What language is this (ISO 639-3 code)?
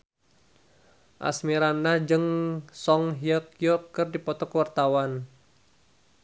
sun